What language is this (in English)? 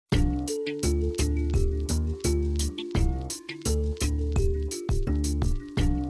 Spanish